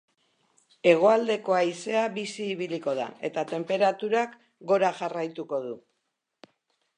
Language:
Basque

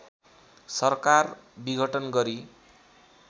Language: Nepali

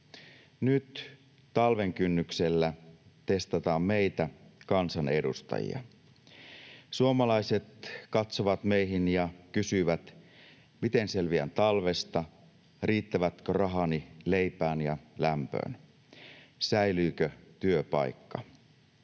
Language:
Finnish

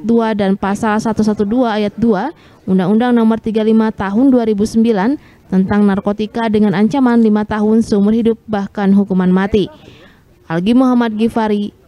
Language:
Indonesian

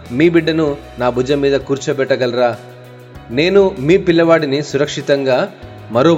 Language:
Telugu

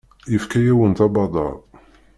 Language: Kabyle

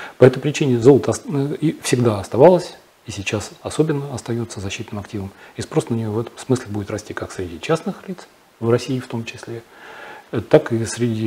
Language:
Russian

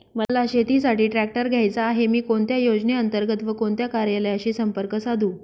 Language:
Marathi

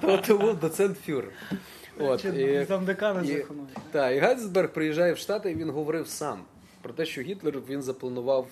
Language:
Ukrainian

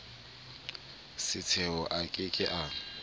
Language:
Southern Sotho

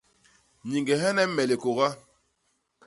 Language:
Basaa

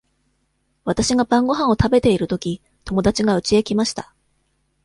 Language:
Japanese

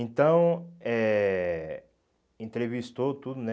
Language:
Portuguese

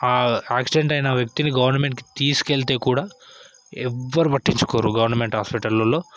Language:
Telugu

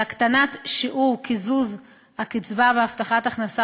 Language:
Hebrew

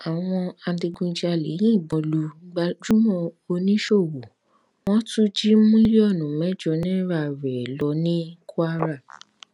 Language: Yoruba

